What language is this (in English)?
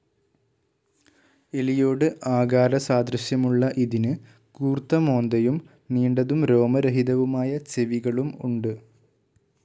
Malayalam